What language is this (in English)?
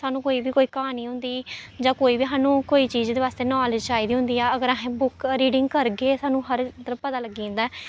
Dogri